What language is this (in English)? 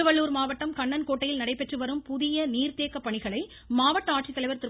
Tamil